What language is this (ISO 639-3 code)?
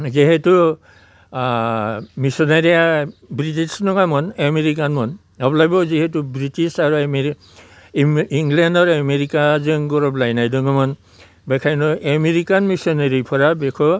brx